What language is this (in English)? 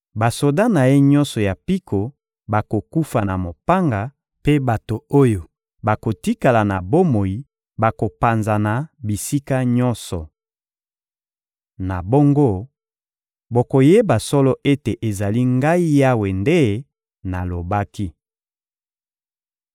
Lingala